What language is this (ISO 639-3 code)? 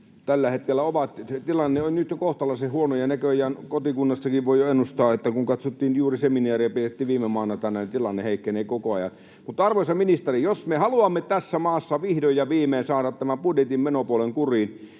fin